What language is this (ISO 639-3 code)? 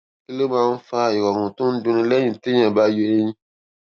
yor